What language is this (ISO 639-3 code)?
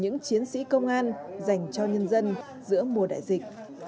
vie